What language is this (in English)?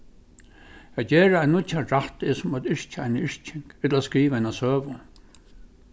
Faroese